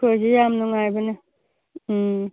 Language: Manipuri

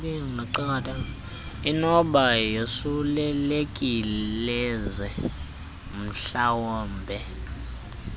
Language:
Xhosa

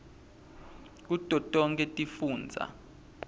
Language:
Swati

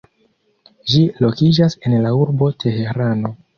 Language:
Esperanto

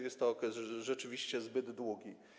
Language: Polish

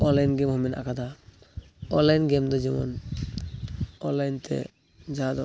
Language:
Santali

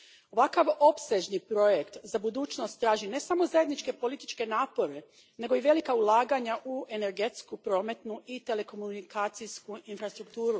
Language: Croatian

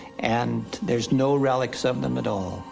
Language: English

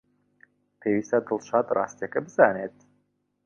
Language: Central Kurdish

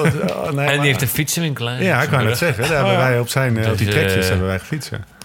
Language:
Dutch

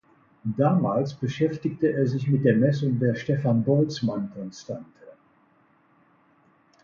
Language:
German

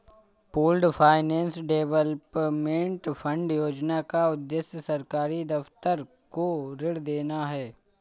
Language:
Hindi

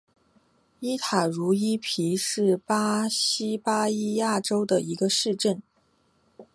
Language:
Chinese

